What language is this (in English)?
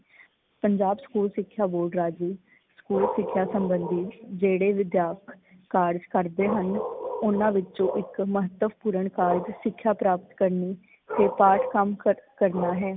Punjabi